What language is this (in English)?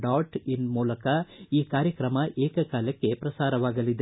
Kannada